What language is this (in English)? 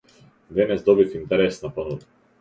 Macedonian